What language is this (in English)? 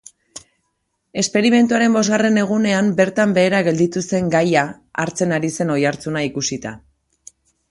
Basque